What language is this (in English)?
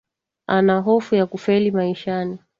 Swahili